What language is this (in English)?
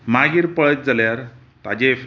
Konkani